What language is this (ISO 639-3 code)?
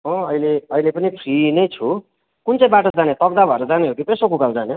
nep